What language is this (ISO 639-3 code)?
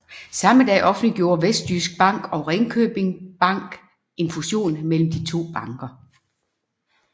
dan